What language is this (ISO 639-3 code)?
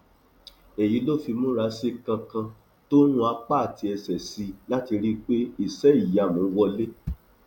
yor